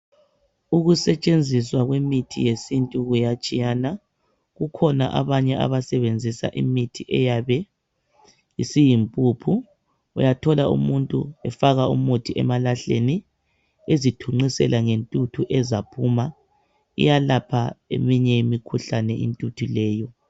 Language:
North Ndebele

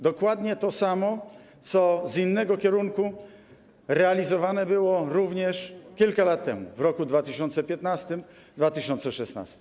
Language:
Polish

